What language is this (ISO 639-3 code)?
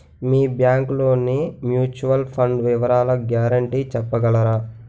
tel